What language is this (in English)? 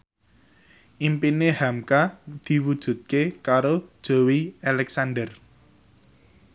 Javanese